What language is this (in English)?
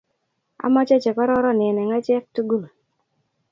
Kalenjin